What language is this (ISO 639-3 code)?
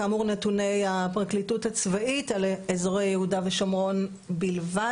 heb